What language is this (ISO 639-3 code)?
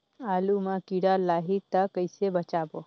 hne